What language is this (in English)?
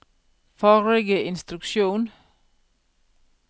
Norwegian